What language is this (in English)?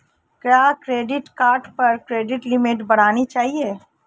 Hindi